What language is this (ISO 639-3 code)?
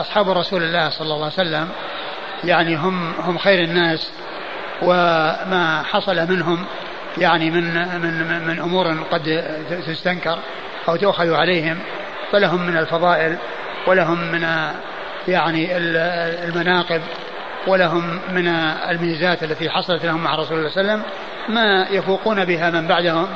ara